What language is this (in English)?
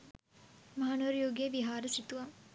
Sinhala